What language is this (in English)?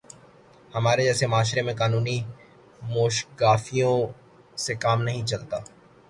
Urdu